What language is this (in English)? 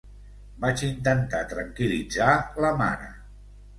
Catalan